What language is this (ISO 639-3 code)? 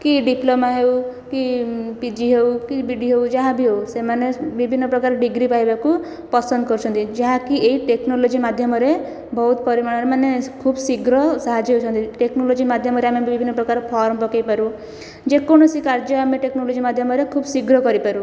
ori